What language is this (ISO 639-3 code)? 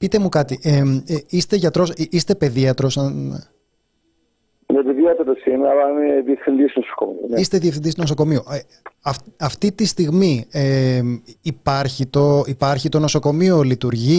ell